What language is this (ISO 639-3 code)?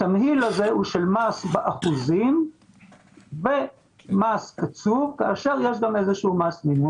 heb